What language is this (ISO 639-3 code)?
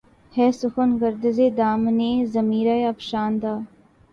urd